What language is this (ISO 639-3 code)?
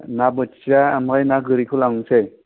brx